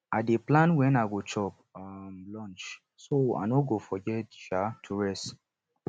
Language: Nigerian Pidgin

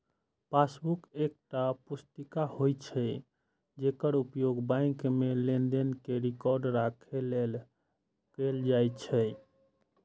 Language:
Maithili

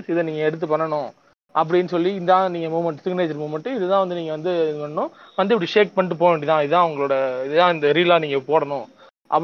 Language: Tamil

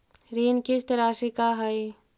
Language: Magahi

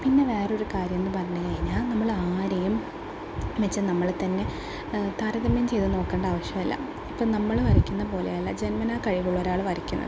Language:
Malayalam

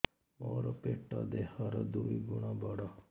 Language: Odia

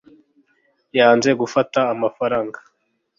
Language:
Kinyarwanda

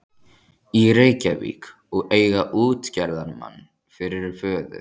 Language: Icelandic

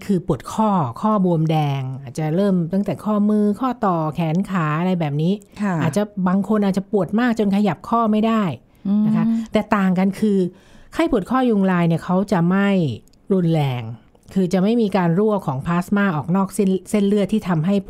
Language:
Thai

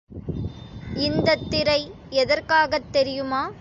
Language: Tamil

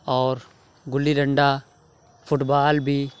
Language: Urdu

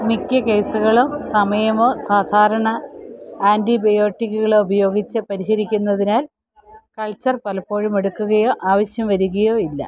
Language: Malayalam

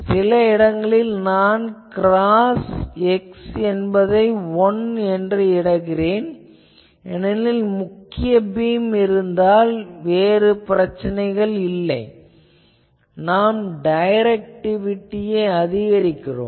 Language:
Tamil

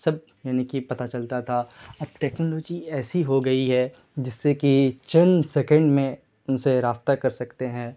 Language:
Urdu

